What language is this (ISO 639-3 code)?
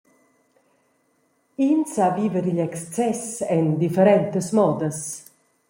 roh